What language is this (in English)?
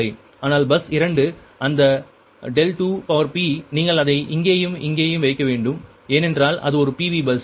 Tamil